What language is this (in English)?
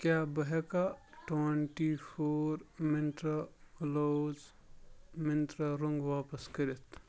Kashmiri